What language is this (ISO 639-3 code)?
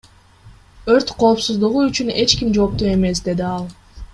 kir